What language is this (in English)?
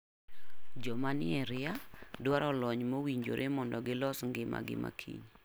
Luo (Kenya and Tanzania)